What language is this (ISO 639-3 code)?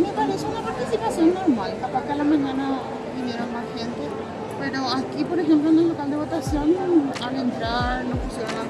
spa